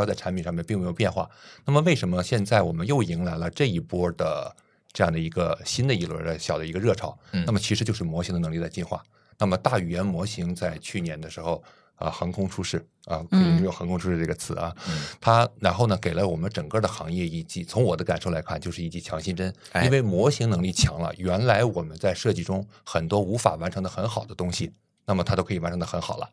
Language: Chinese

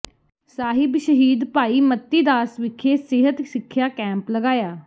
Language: Punjabi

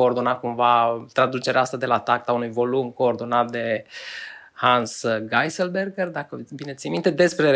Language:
Romanian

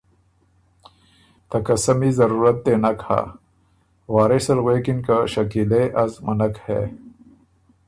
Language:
Ormuri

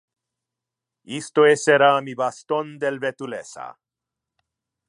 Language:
Interlingua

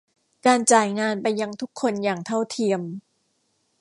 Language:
Thai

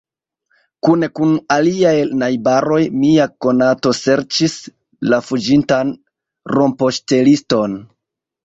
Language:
Esperanto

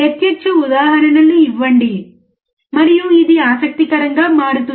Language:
Telugu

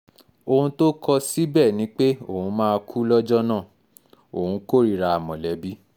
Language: Yoruba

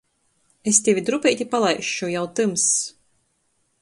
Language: Latgalian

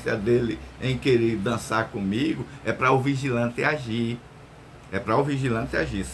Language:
Portuguese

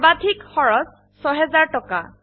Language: Assamese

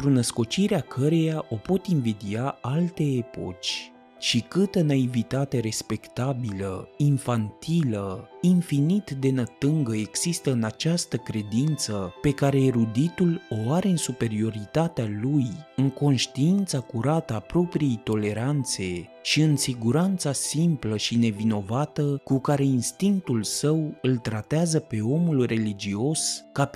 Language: Romanian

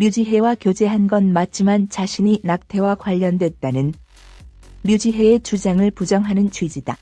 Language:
Korean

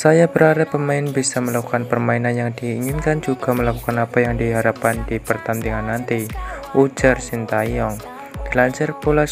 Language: Indonesian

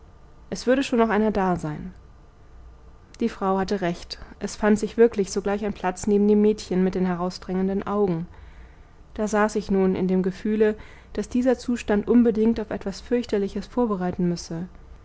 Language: German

